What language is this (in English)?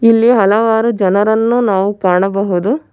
Kannada